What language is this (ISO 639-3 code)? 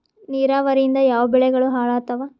kan